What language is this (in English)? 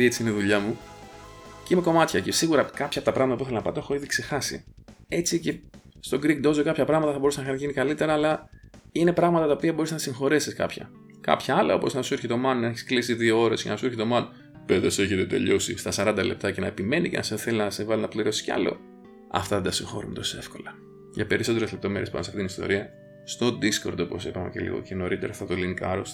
Greek